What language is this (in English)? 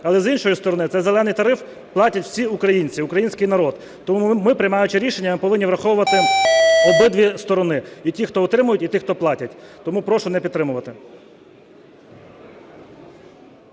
Ukrainian